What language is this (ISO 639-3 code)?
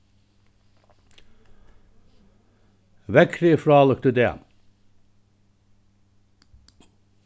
fao